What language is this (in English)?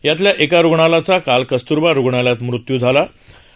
Marathi